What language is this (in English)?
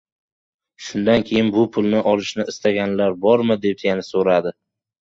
Uzbek